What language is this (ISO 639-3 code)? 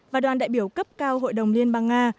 vie